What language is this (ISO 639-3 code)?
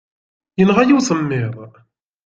kab